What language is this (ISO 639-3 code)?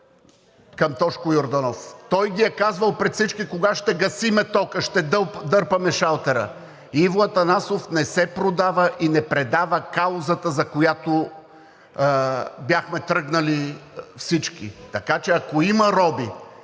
bul